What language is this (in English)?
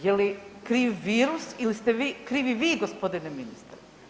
Croatian